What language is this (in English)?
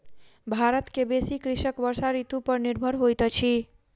Maithili